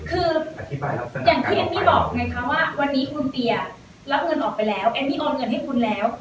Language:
Thai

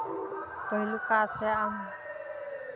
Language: Maithili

